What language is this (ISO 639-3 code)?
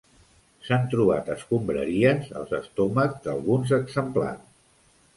cat